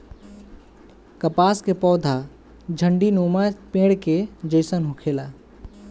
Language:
Bhojpuri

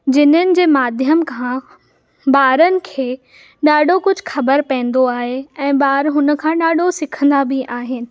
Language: Sindhi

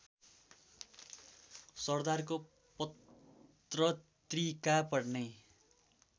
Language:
Nepali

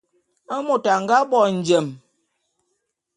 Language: Bulu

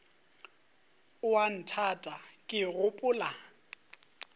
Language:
Northern Sotho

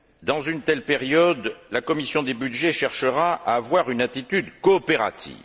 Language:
French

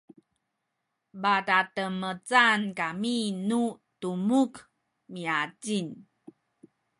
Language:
Sakizaya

